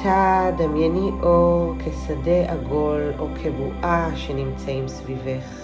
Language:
Hebrew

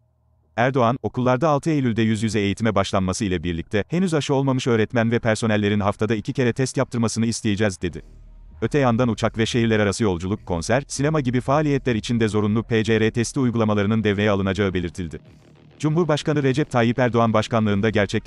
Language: Turkish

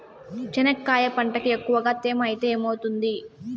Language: Telugu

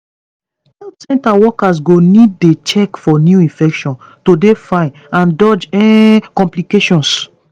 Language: Nigerian Pidgin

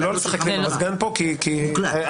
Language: Hebrew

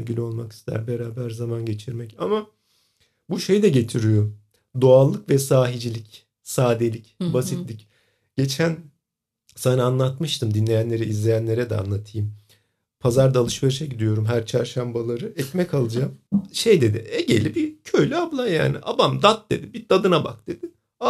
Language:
Turkish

